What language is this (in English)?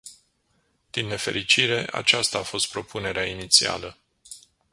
Romanian